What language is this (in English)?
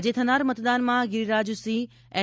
Gujarati